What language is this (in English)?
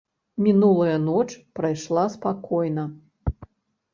Belarusian